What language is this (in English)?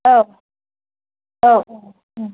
Bodo